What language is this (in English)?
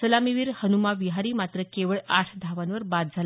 Marathi